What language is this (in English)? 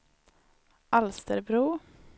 Swedish